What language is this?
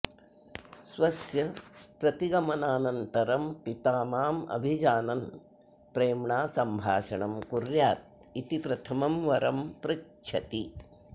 Sanskrit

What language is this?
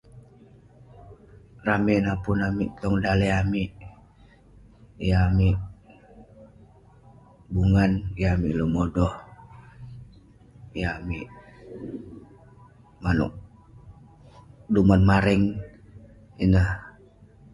Western Penan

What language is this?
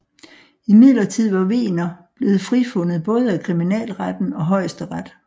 Danish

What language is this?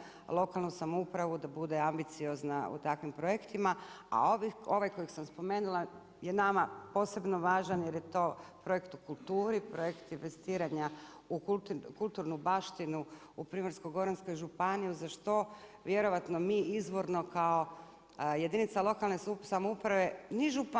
Croatian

